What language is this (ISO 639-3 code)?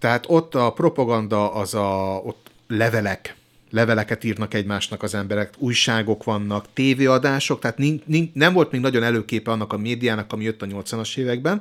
hun